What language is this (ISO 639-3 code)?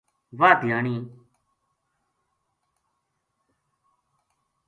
gju